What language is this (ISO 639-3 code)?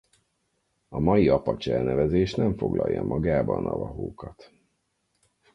hun